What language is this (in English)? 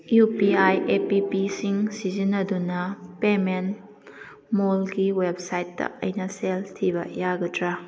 Manipuri